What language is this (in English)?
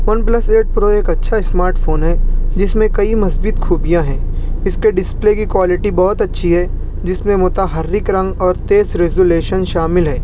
Urdu